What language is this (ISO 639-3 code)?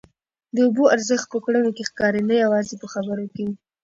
pus